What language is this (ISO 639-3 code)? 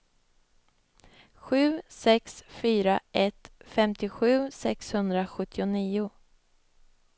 swe